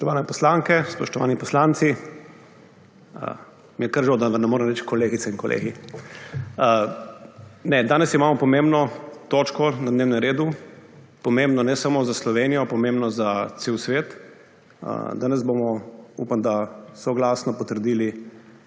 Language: Slovenian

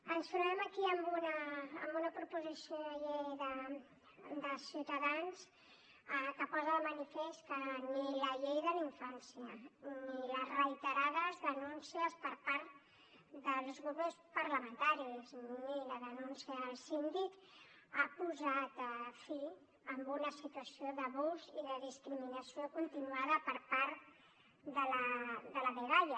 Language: Catalan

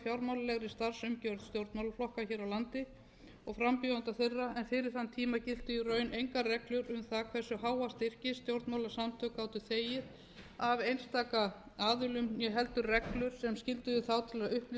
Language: Icelandic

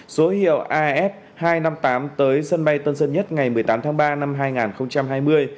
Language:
Vietnamese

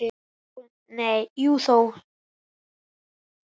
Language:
Icelandic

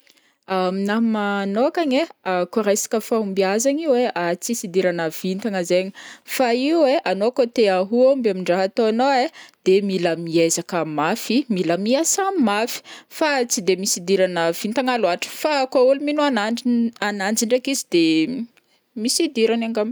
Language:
Northern Betsimisaraka Malagasy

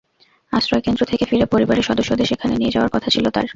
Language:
Bangla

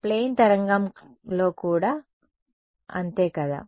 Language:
Telugu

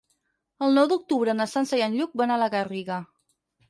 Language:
Catalan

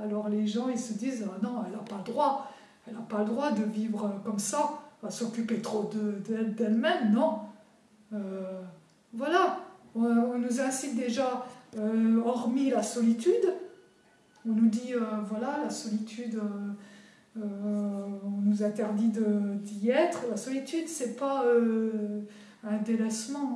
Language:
French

